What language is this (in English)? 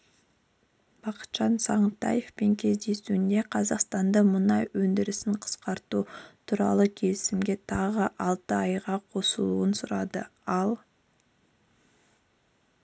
Kazakh